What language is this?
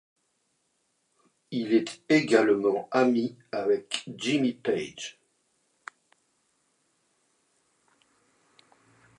French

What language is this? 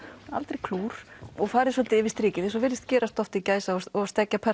Icelandic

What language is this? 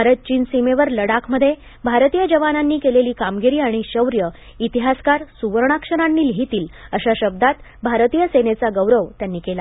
Marathi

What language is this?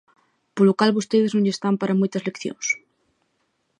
Galician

